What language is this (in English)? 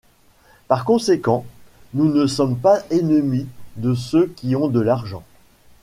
French